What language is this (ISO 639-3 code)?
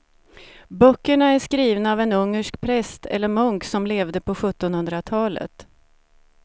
swe